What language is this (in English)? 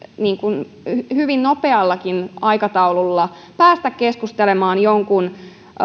Finnish